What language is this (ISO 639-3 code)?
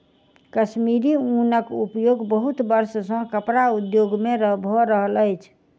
mai